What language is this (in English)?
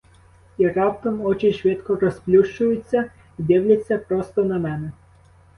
Ukrainian